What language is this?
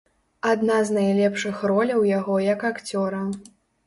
Belarusian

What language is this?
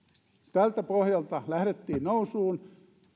Finnish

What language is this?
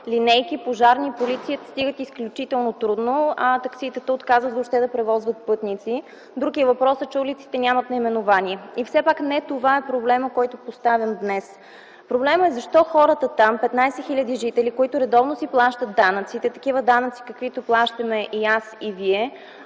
Bulgarian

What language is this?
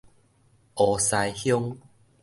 Min Nan Chinese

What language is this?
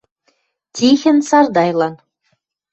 Western Mari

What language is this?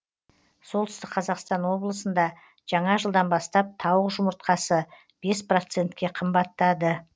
Kazakh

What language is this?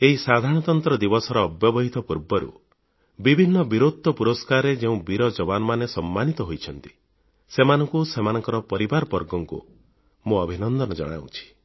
Odia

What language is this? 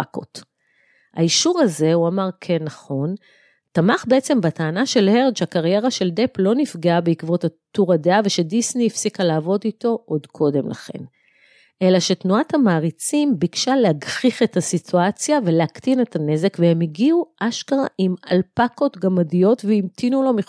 Hebrew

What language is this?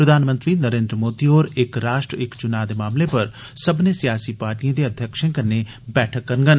Dogri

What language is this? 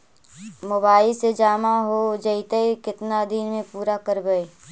Magahi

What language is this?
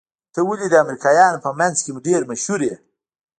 Pashto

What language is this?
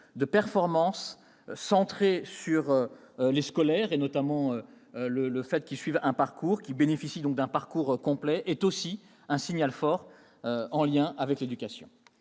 French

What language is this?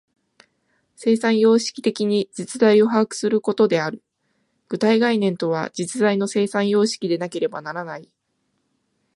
Japanese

